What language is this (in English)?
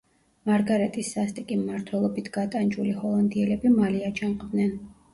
Georgian